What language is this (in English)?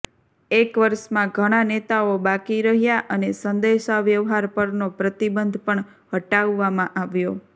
Gujarati